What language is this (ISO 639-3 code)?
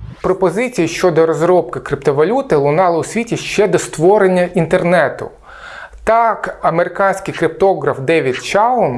ukr